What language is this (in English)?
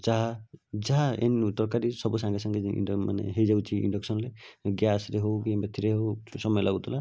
Odia